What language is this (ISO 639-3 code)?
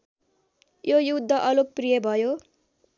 nep